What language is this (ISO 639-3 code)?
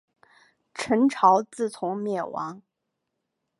zho